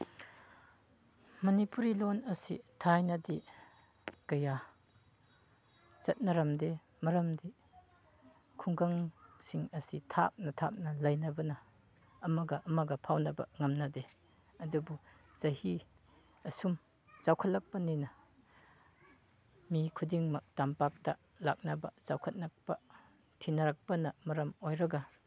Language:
Manipuri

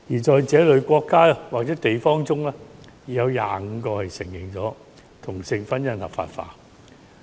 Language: Cantonese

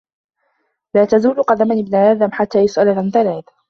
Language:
Arabic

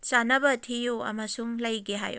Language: Manipuri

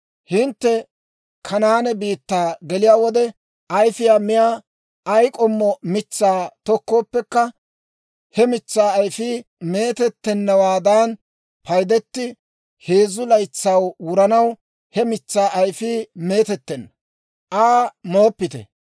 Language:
Dawro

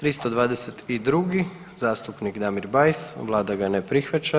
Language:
Croatian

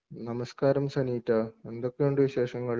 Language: Malayalam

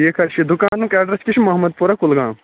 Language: Kashmiri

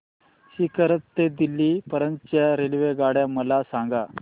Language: Marathi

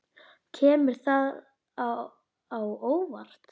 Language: Icelandic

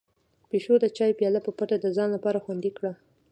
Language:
Pashto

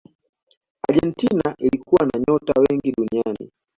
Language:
Swahili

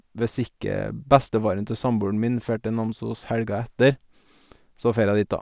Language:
Norwegian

